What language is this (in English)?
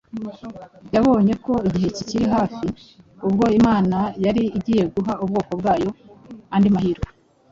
Kinyarwanda